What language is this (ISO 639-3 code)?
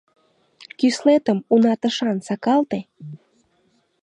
chm